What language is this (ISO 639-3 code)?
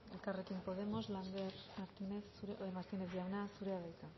eus